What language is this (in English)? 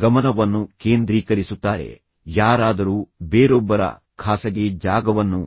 Kannada